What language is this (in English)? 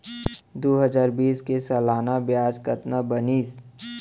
Chhattisgarhi